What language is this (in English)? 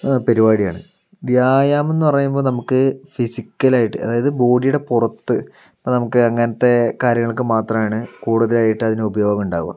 Malayalam